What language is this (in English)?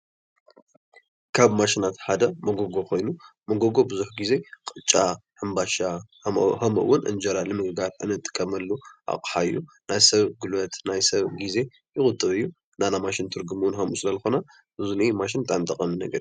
Tigrinya